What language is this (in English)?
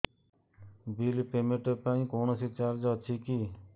Odia